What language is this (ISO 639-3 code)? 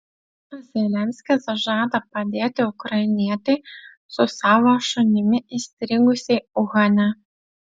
lit